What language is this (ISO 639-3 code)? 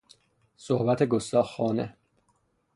fas